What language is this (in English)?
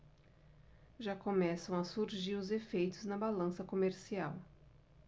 Portuguese